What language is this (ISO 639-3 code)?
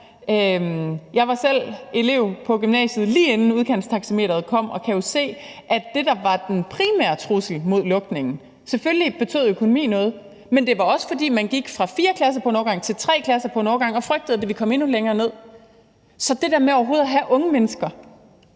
dan